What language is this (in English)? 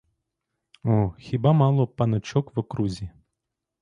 Ukrainian